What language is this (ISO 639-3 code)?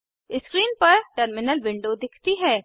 hin